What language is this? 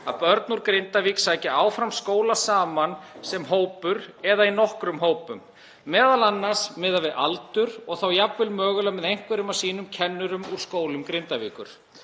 Icelandic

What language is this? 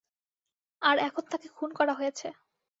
Bangla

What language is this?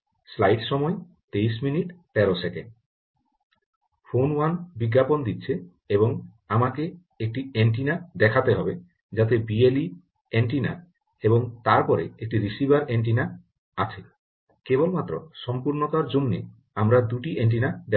Bangla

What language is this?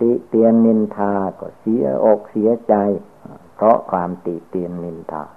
Thai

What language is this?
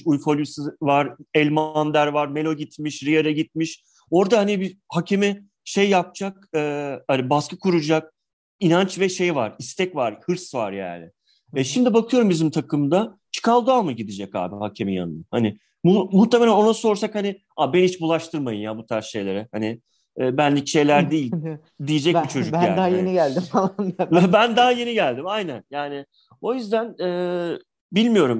Turkish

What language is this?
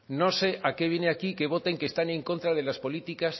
Spanish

